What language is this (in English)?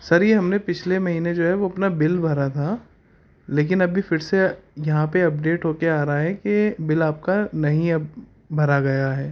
Urdu